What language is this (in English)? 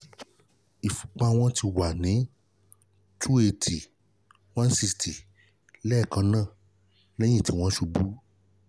Yoruba